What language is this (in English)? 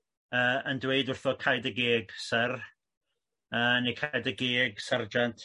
Welsh